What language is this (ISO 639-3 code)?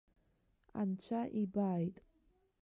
abk